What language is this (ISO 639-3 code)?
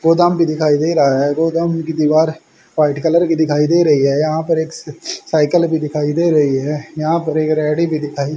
hin